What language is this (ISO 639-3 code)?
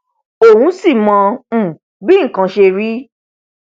yor